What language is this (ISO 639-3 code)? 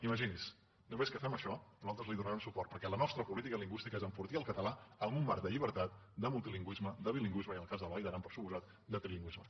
cat